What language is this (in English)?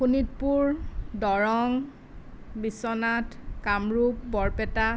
Assamese